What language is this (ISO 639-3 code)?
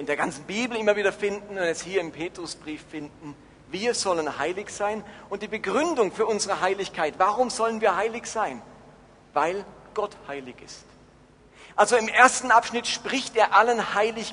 deu